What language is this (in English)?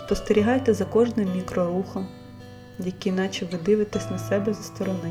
Ukrainian